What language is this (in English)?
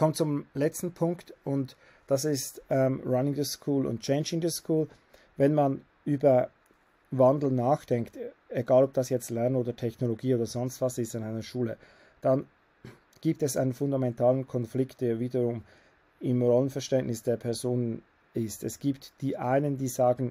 German